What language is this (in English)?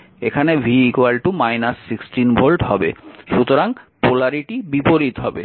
Bangla